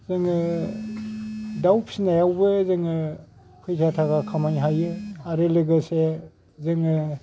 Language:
Bodo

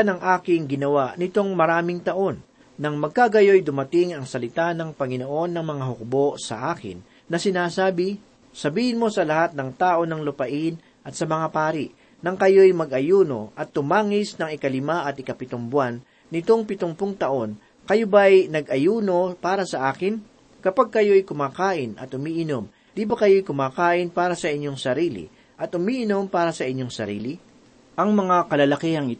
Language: Filipino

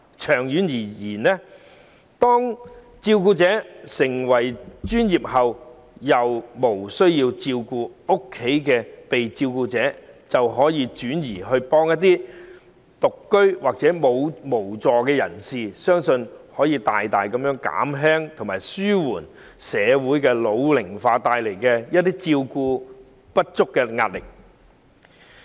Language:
Cantonese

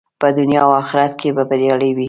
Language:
Pashto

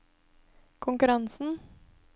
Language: Norwegian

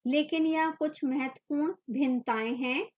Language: Hindi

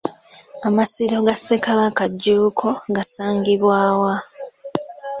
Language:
Ganda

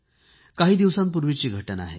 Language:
Marathi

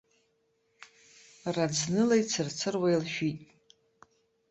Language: Abkhazian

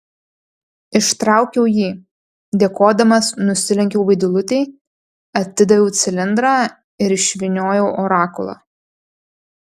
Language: Lithuanian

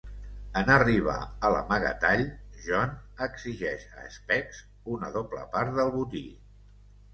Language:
Catalan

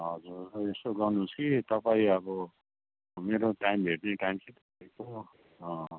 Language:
Nepali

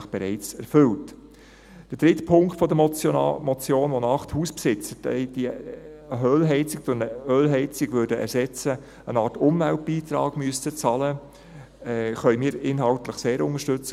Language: Swiss German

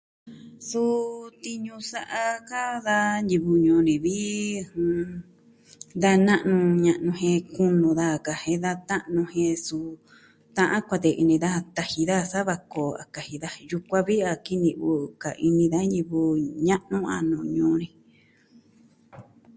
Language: Southwestern Tlaxiaco Mixtec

